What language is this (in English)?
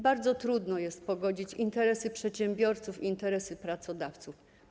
Polish